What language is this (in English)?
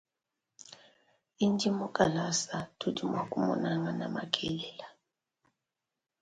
Luba-Lulua